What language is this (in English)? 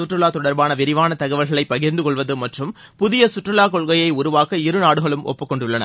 Tamil